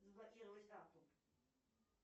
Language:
Russian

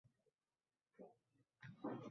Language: Uzbek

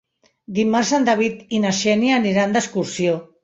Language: Catalan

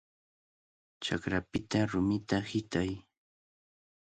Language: Cajatambo North Lima Quechua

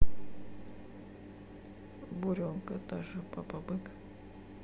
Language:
Russian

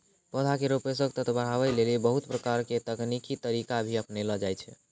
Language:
Maithili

